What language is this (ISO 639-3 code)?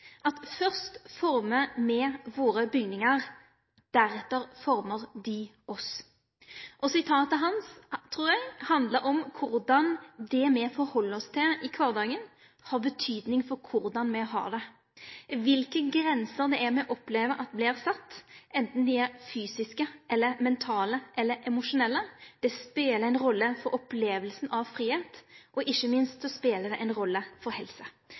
nno